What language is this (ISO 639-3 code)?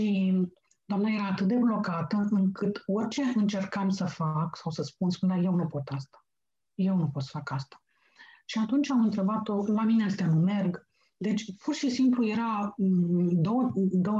ron